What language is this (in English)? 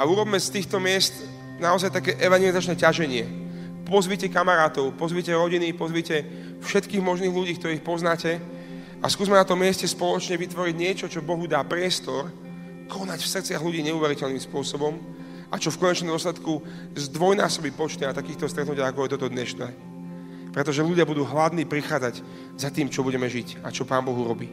Slovak